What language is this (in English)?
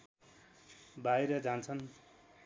Nepali